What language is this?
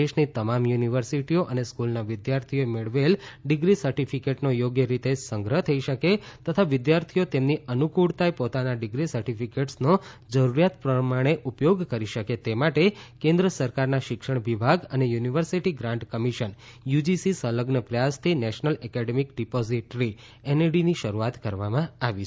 Gujarati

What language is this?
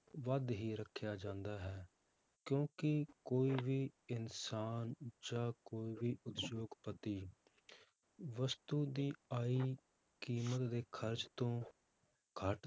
Punjabi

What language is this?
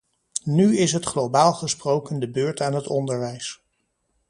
Dutch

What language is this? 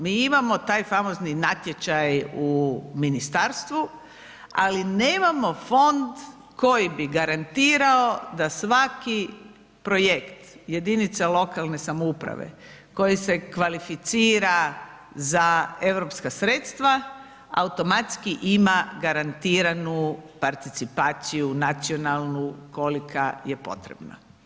Croatian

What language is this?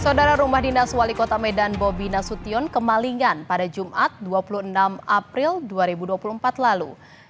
Indonesian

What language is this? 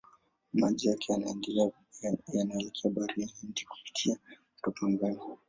Swahili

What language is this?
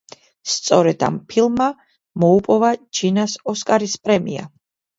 Georgian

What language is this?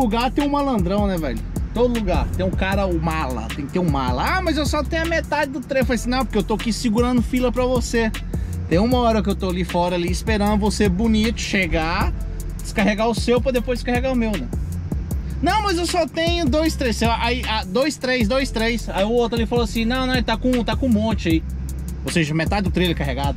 Portuguese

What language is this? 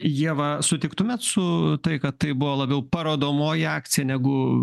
Lithuanian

